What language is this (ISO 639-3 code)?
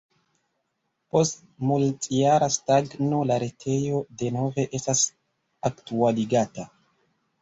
epo